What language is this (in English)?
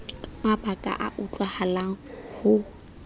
Southern Sotho